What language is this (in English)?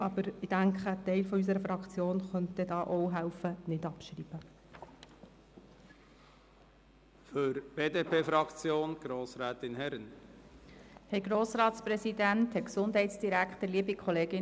Swiss German